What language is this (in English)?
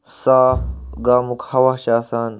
Kashmiri